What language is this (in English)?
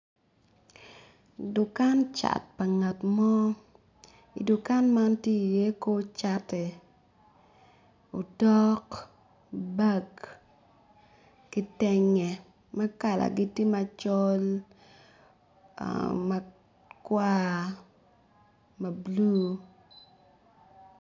Acoli